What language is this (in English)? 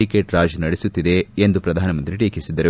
Kannada